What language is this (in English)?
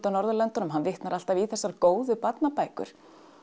Icelandic